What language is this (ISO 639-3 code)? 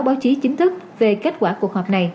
vie